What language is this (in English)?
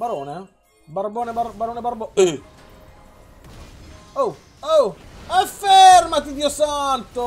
Italian